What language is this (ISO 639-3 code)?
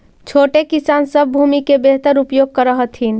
mag